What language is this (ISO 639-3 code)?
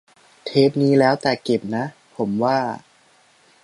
tha